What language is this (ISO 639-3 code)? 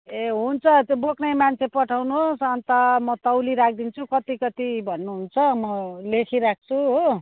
nep